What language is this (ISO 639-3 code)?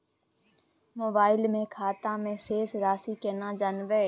mai